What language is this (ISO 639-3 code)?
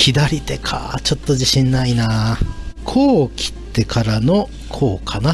jpn